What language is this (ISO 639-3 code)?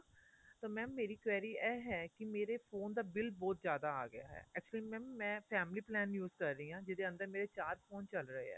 pan